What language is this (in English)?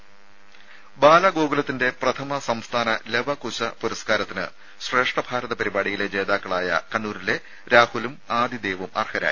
Malayalam